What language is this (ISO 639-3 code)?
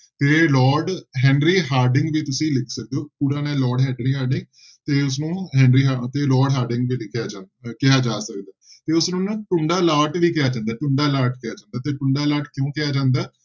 pan